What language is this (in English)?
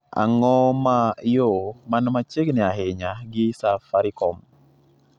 Luo (Kenya and Tanzania)